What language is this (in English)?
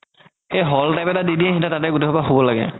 Assamese